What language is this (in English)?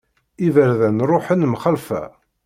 Kabyle